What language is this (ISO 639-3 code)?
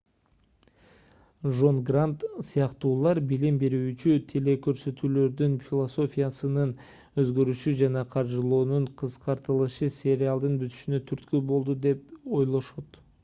kir